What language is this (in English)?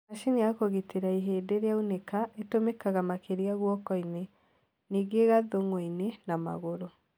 Kikuyu